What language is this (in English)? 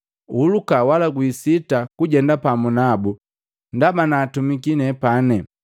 Matengo